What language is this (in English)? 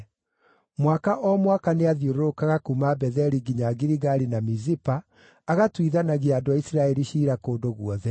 Kikuyu